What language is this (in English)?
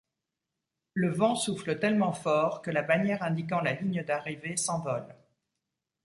French